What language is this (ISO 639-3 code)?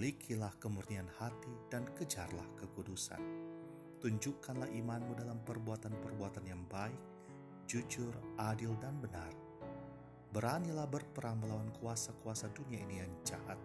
ind